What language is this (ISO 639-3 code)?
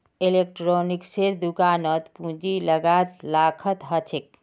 mag